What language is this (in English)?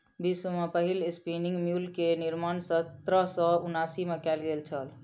Maithili